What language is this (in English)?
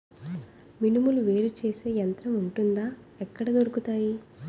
Telugu